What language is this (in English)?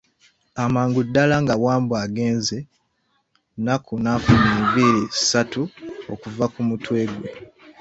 Ganda